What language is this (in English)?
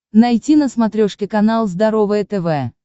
Russian